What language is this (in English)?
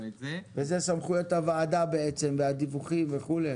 Hebrew